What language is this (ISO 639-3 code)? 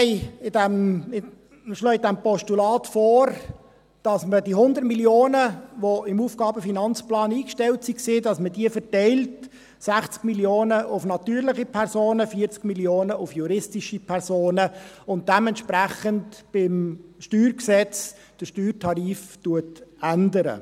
gsw